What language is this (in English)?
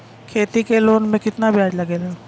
Bhojpuri